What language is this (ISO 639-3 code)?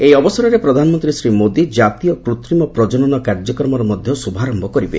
ori